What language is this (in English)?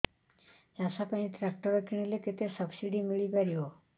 Odia